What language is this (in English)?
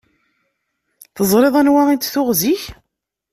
Kabyle